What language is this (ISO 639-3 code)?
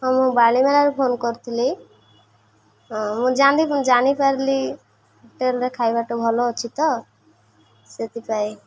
ori